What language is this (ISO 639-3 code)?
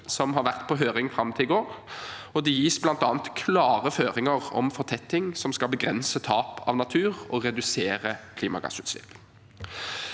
nor